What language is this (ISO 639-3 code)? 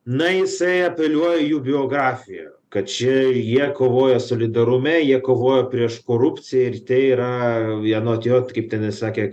lit